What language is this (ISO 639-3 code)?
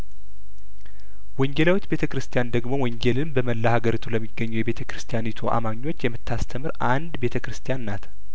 amh